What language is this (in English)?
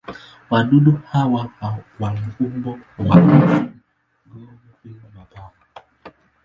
Swahili